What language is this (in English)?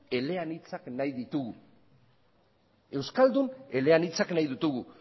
Basque